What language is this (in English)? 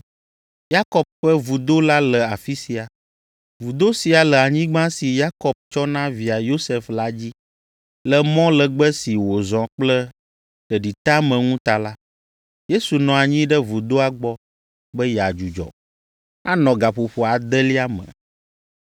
Ewe